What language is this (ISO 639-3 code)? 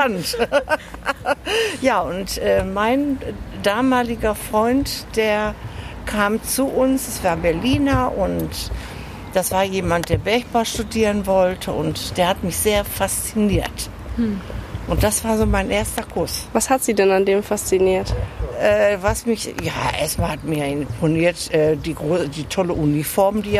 deu